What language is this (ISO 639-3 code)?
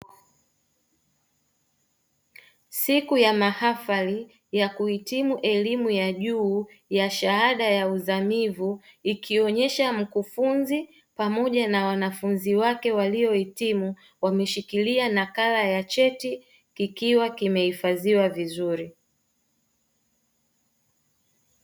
swa